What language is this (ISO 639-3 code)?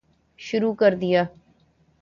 urd